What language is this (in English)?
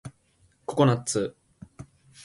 Japanese